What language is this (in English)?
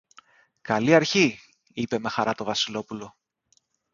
Greek